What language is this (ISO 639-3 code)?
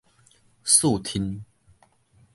nan